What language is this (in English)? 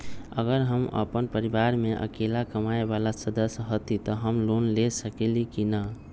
Magahi